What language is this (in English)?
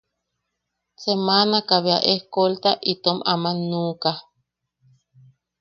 Yaqui